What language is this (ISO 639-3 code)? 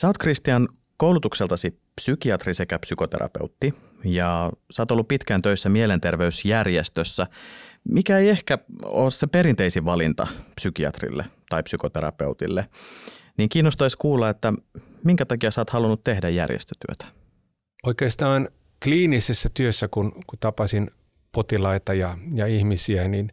fin